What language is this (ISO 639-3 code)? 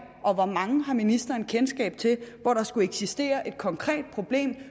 dan